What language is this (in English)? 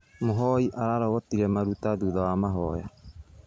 Kikuyu